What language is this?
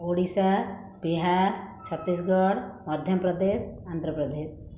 Odia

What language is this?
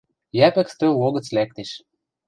Western Mari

